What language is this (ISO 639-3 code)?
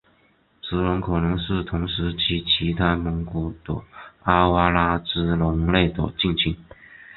zho